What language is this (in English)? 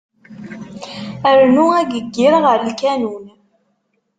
Kabyle